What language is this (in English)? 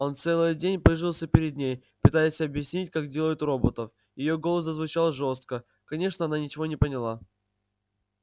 Russian